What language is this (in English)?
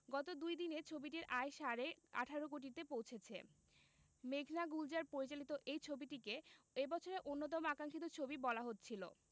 Bangla